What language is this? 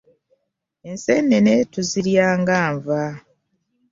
Ganda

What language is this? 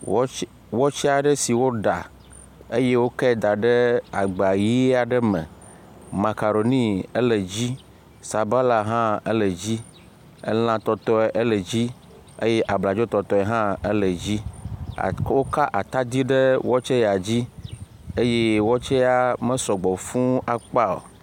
Ewe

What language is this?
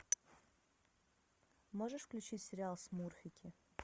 Russian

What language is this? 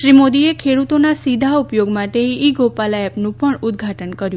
Gujarati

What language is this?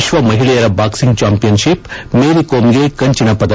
Kannada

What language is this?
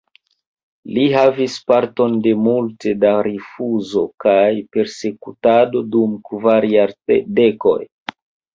Esperanto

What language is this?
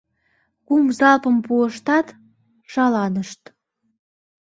Mari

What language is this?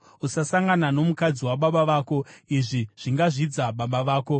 Shona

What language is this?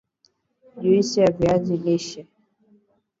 Swahili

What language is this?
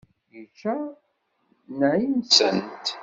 Kabyle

